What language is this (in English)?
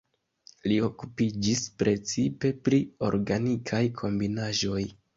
Esperanto